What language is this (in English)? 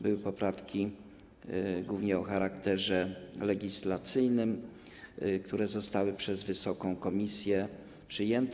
Polish